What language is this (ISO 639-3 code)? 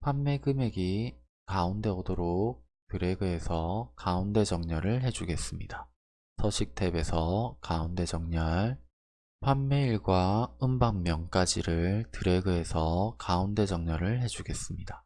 kor